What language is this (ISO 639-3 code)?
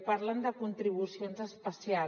cat